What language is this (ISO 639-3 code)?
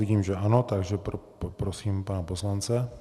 ces